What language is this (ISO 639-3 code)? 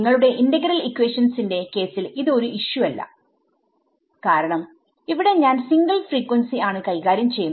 mal